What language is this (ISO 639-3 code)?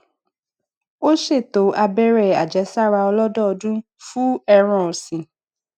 yor